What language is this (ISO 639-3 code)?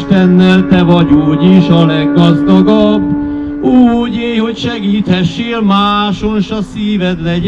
hun